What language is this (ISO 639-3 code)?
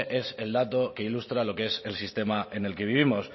spa